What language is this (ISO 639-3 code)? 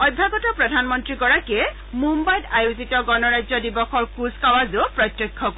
asm